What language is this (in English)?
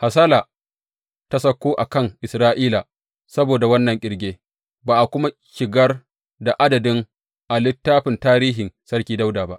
Hausa